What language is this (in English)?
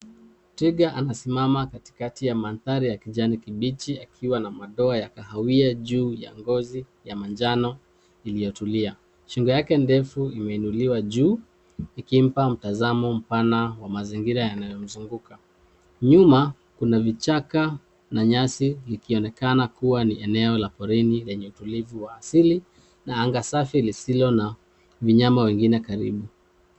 Swahili